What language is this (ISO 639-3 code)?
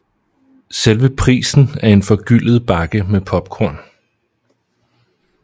dan